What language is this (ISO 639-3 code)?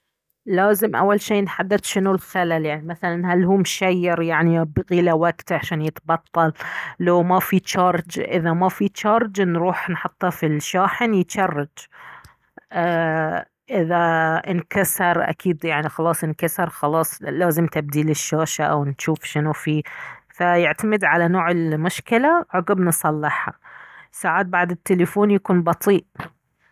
abv